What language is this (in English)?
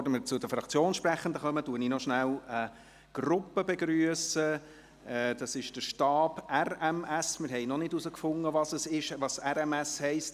Swiss German